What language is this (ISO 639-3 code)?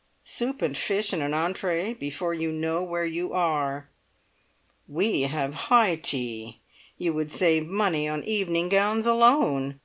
eng